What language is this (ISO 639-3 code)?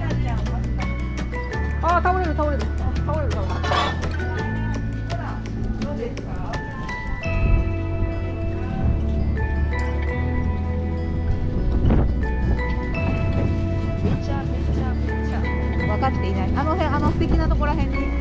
jpn